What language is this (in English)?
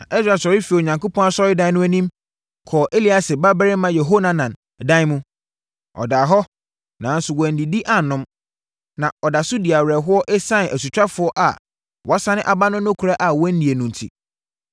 Akan